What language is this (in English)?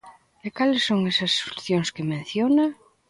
Galician